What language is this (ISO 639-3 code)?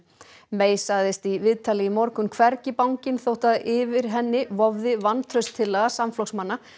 isl